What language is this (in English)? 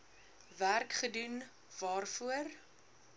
Afrikaans